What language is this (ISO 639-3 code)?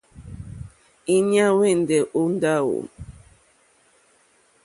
bri